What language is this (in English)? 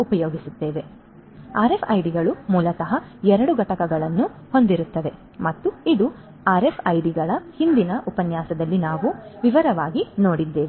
Kannada